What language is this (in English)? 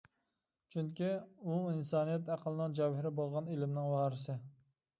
Uyghur